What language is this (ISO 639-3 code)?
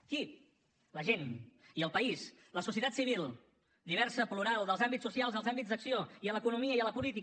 cat